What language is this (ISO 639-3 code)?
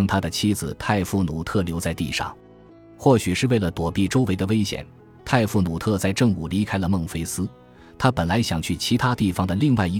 zho